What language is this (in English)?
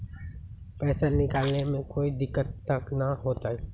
Magahi